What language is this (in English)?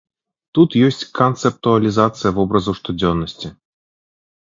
Belarusian